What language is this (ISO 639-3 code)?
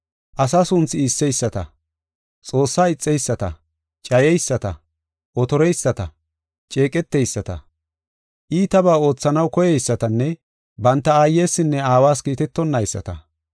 gof